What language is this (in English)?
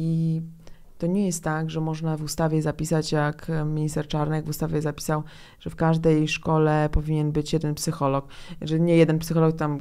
Polish